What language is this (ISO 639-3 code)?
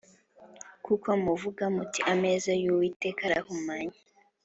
kin